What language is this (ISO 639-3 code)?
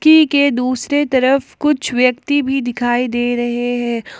hin